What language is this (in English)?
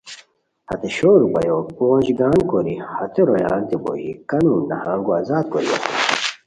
Khowar